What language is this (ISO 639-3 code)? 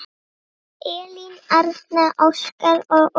isl